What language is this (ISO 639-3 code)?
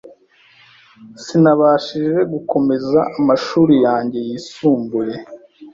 kin